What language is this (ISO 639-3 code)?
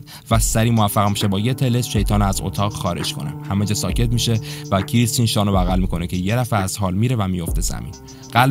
fas